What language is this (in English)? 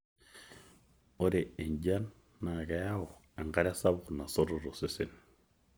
Masai